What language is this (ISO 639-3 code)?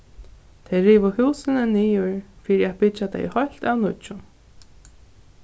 fao